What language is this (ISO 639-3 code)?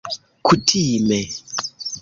epo